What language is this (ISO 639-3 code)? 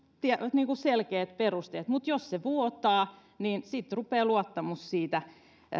fin